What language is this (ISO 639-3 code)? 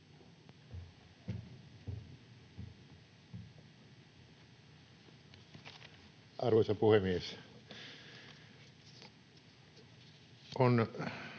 fin